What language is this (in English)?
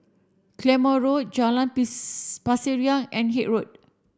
English